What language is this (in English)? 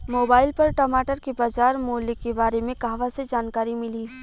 Bhojpuri